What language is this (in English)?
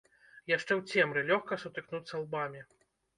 Belarusian